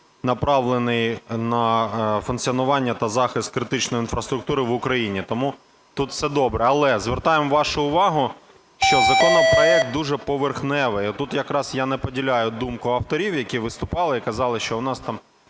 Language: Ukrainian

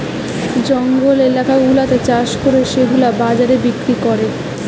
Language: Bangla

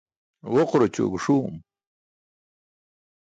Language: Burushaski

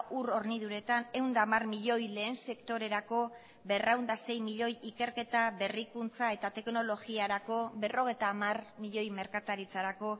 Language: Basque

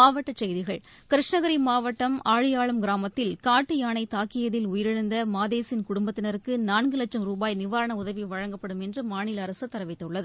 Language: Tamil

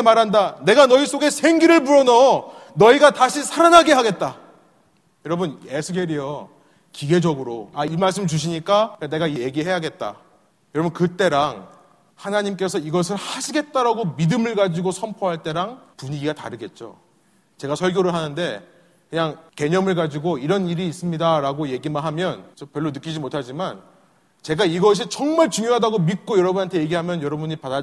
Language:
Korean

